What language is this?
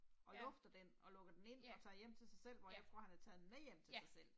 Danish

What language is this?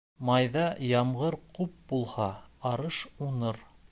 Bashkir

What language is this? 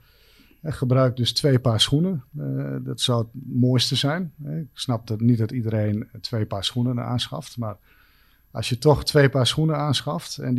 Dutch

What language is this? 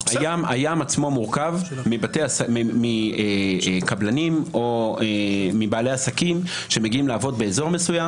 Hebrew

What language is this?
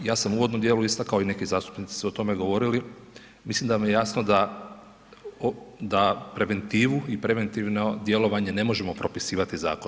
Croatian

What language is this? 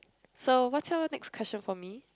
English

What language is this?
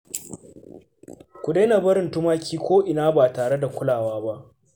Hausa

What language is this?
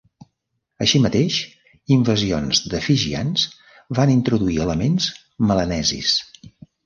Catalan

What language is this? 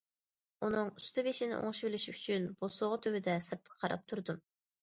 Uyghur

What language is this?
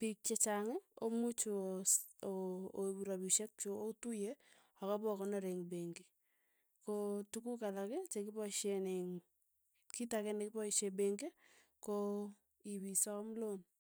Tugen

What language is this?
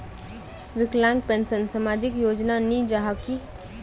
Magahi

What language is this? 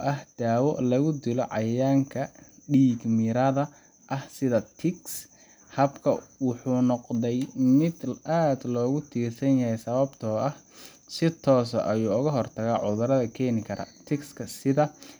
Somali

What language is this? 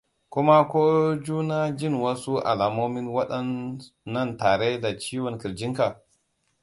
Hausa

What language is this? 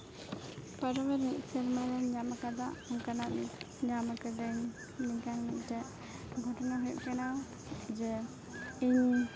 Santali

